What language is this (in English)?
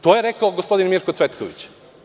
Serbian